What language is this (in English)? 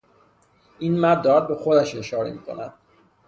Persian